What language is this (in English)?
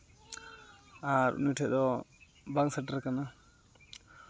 Santali